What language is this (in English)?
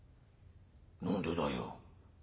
Japanese